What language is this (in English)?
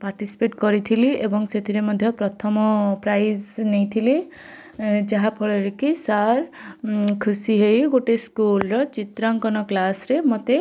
Odia